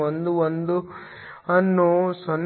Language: Kannada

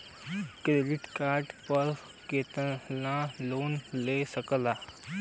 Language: Bhojpuri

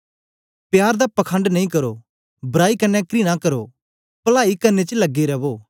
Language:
Dogri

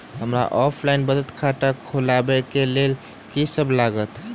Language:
Maithili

